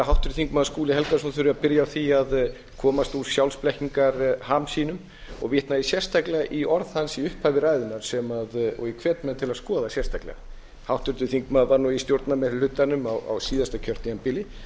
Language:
Icelandic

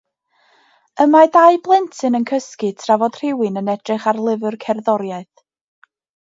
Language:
Welsh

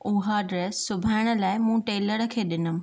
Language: Sindhi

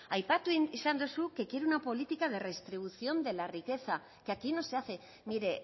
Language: Spanish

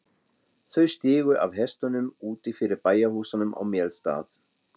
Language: Icelandic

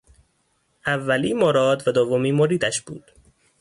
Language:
Persian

